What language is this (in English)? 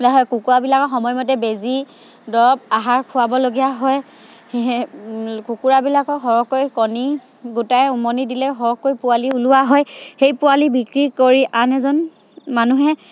Assamese